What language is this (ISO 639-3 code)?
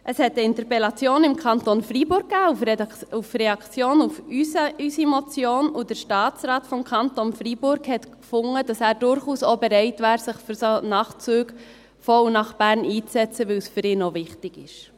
gsw